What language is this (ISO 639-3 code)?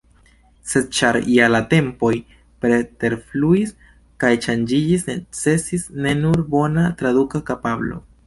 epo